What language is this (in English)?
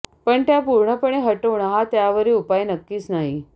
Marathi